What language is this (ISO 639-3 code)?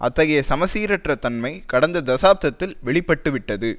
tam